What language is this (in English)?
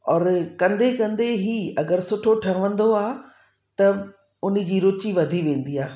Sindhi